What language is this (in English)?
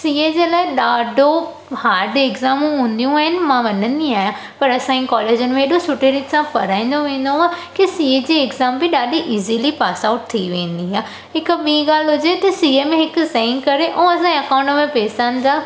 Sindhi